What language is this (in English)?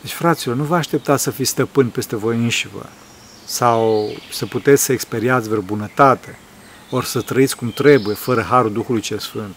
Romanian